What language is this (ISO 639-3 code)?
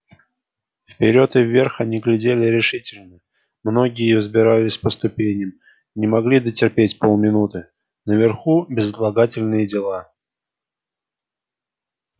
rus